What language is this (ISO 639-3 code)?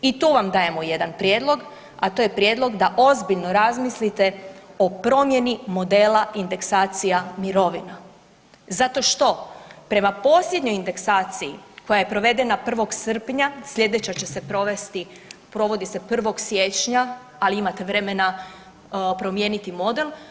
hrv